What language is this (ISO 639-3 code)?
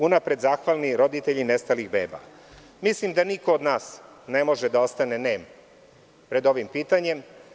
srp